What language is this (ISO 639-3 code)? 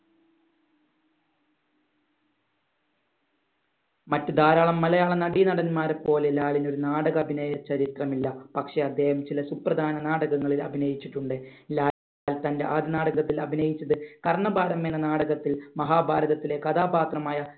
mal